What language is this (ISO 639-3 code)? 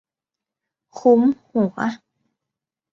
tha